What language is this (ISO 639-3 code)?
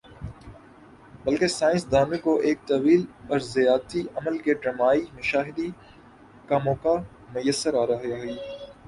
urd